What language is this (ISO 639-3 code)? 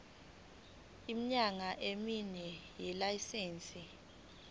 zul